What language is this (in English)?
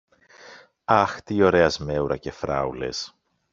Greek